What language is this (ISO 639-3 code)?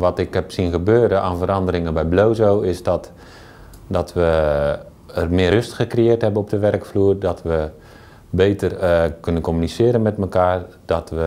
nld